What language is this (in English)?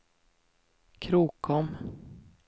Swedish